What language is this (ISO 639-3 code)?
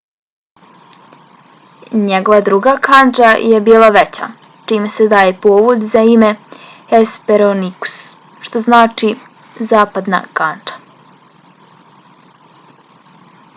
bos